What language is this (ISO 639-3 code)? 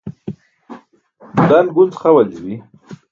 bsk